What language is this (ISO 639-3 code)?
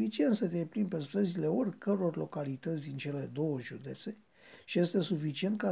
ron